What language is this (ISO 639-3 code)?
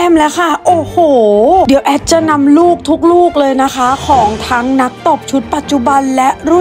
tha